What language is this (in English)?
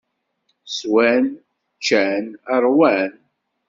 Kabyle